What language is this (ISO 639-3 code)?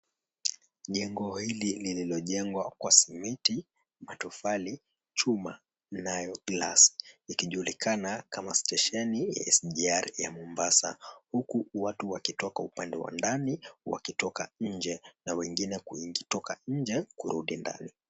swa